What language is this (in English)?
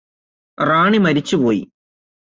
Malayalam